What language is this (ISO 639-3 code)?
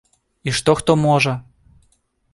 bel